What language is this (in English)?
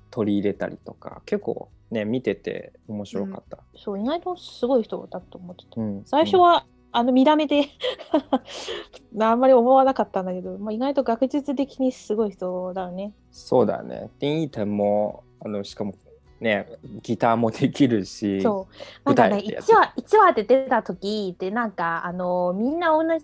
Japanese